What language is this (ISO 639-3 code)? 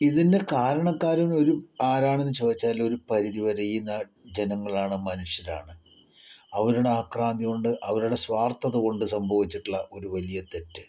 mal